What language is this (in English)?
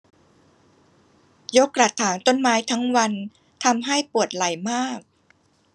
Thai